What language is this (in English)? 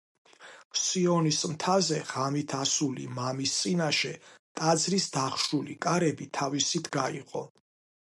Georgian